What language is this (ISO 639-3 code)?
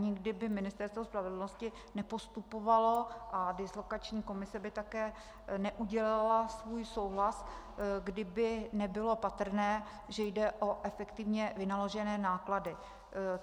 ces